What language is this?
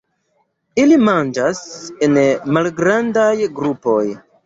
Esperanto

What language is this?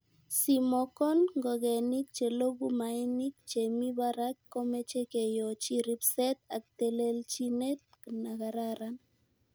Kalenjin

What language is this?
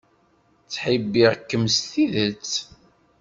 Kabyle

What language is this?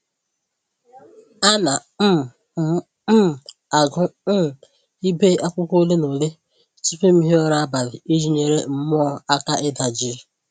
Igbo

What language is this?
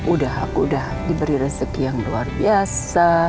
Indonesian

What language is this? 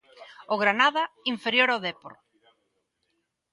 Galician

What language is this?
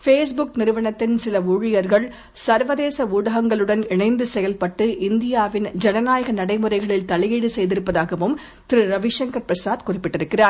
Tamil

